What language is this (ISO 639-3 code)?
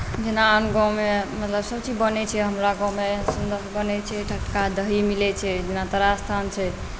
mai